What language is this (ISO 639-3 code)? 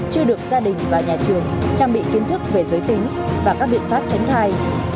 vie